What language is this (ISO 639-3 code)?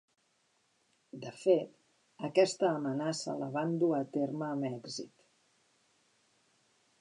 cat